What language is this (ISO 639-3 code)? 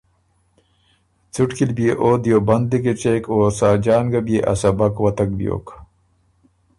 oru